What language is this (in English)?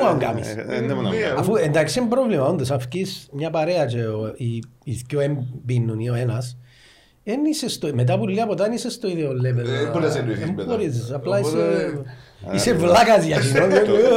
Greek